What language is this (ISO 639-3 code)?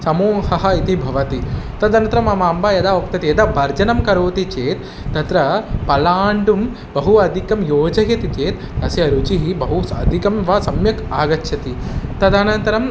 san